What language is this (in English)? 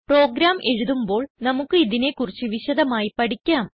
Malayalam